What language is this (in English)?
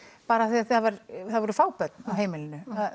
Icelandic